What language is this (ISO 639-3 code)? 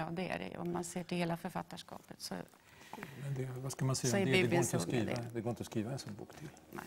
swe